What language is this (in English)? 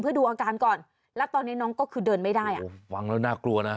Thai